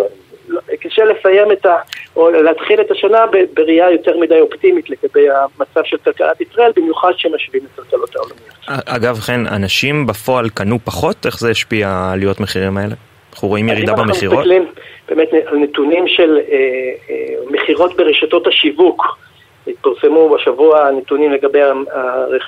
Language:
Hebrew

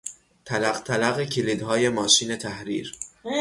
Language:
Persian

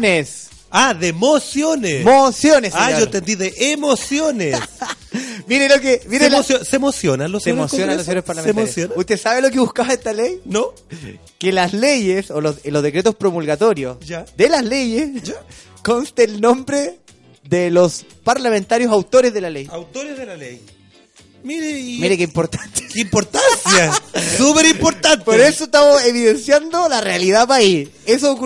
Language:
Spanish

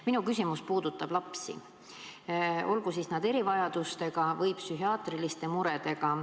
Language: Estonian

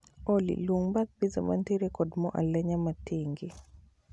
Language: Luo (Kenya and Tanzania)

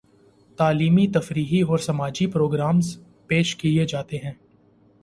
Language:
Urdu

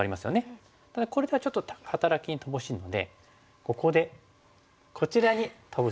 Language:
Japanese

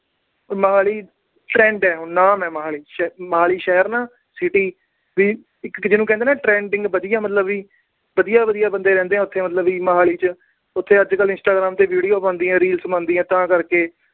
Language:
Punjabi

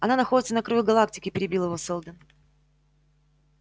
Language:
Russian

